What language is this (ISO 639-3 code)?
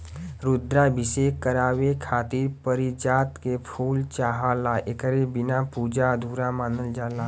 bho